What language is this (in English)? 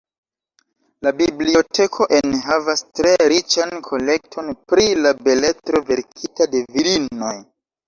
Esperanto